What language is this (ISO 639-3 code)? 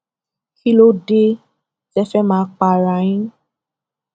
yor